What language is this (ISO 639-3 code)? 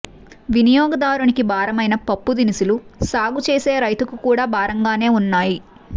tel